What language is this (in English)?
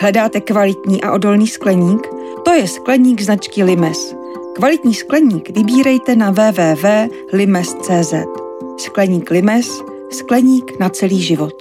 Czech